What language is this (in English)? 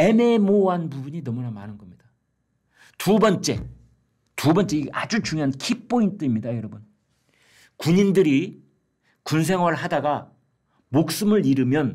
Korean